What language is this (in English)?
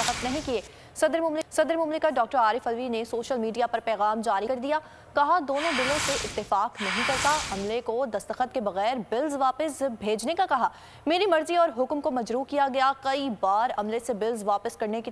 Hindi